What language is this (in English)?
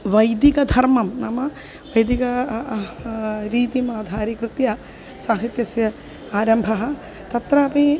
Sanskrit